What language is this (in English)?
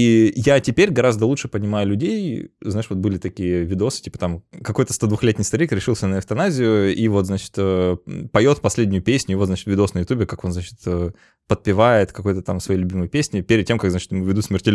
Russian